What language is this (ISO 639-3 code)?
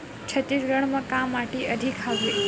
hne